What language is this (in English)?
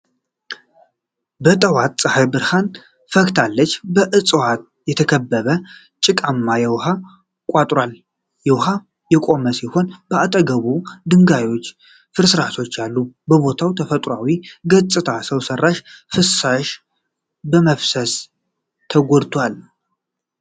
Amharic